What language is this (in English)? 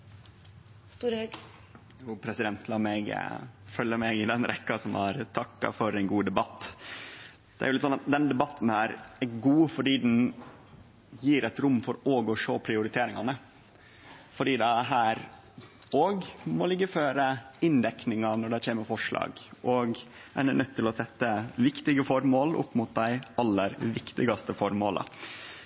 Norwegian Nynorsk